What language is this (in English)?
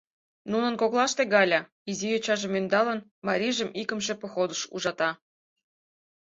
Mari